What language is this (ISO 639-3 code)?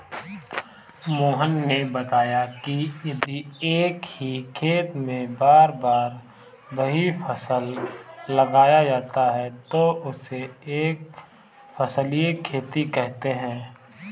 hin